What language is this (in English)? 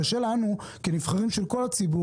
Hebrew